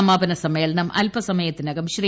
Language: Malayalam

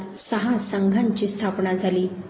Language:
Marathi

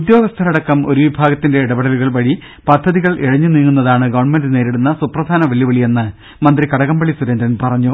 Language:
Malayalam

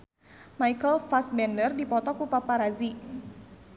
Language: Sundanese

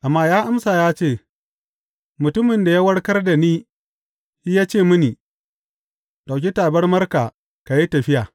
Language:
Hausa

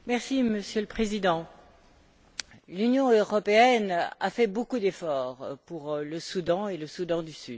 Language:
French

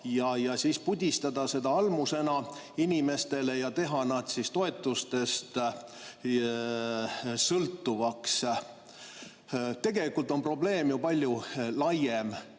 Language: Estonian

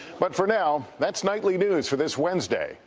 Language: English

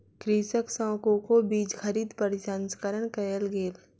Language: Maithili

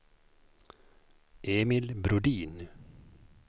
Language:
Swedish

